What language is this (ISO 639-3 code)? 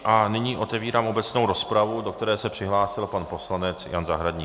ces